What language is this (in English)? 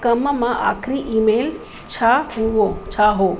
Sindhi